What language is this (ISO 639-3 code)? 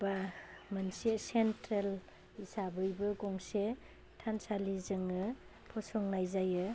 brx